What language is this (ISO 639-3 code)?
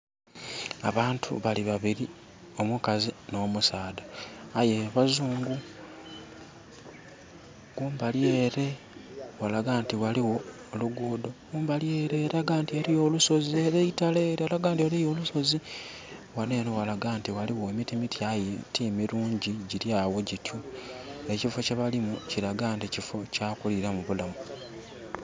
xog